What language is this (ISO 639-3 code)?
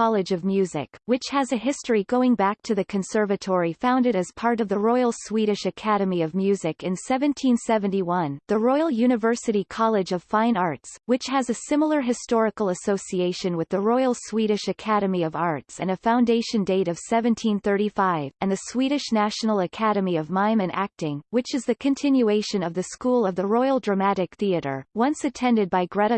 eng